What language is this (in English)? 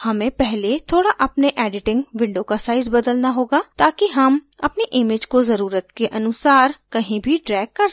Hindi